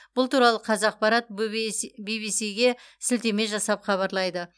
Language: Kazakh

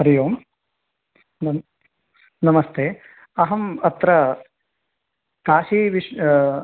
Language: Sanskrit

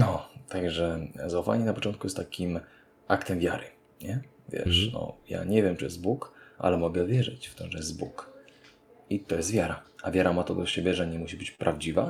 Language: Polish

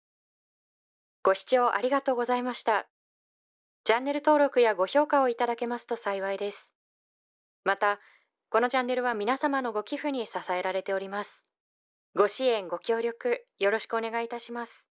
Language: Japanese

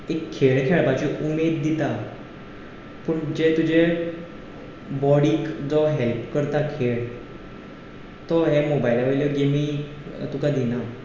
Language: Konkani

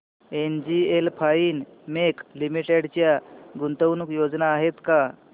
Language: Marathi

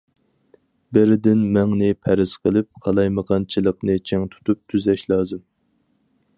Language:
Uyghur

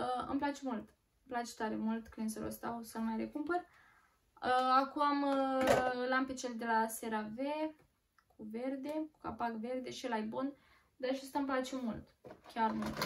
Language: Romanian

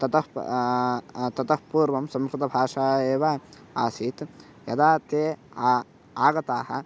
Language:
Sanskrit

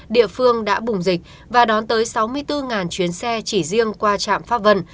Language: Vietnamese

